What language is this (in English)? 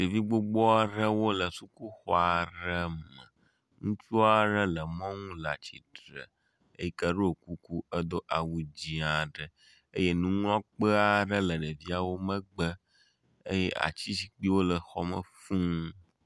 Ewe